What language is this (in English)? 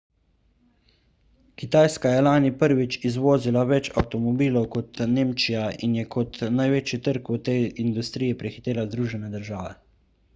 Slovenian